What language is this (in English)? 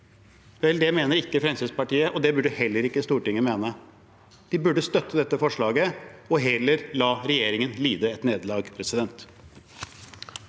Norwegian